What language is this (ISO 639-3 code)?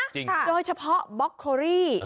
tha